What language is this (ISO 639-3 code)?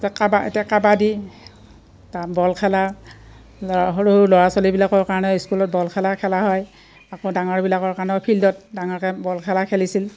asm